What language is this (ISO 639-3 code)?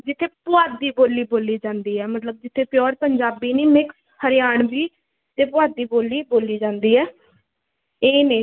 pan